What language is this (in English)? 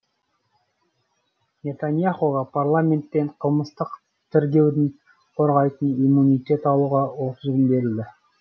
Kazakh